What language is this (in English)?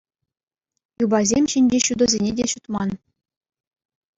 Chuvash